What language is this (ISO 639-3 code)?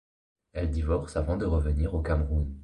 fra